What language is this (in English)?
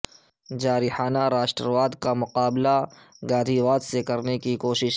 Urdu